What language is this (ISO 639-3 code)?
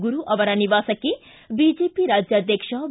kan